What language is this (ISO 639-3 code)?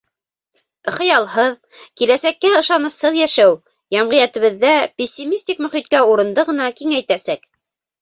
bak